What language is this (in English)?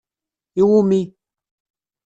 Kabyle